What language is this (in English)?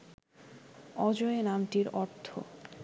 Bangla